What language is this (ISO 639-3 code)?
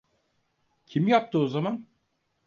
tur